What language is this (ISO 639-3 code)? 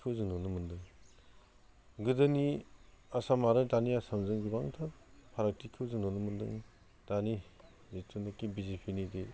brx